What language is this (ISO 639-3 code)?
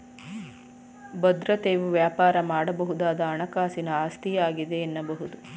kan